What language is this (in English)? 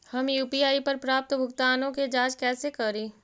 Magahi